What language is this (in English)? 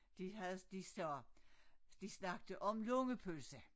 Danish